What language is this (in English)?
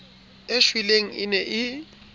Southern Sotho